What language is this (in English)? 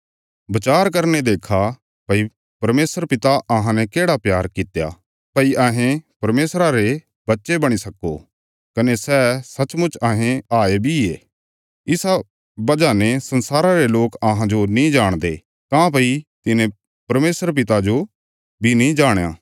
Bilaspuri